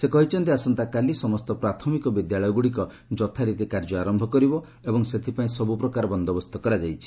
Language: Odia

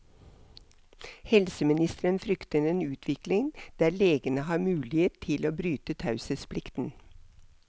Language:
Norwegian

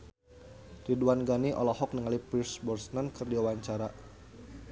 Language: Sundanese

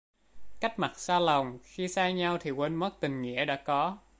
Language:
Vietnamese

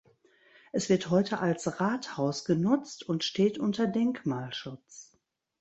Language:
German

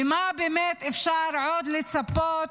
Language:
Hebrew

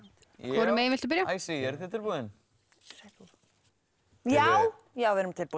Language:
Icelandic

